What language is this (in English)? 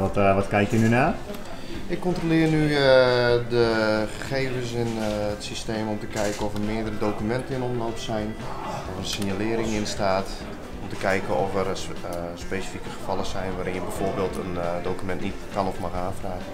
Dutch